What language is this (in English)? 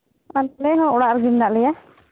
Santali